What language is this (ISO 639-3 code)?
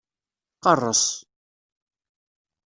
kab